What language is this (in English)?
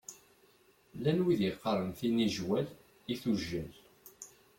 Kabyle